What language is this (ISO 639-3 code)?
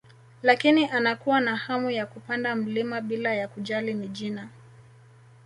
swa